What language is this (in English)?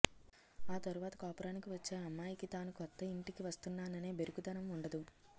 Telugu